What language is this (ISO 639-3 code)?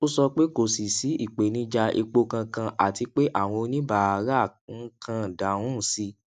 yor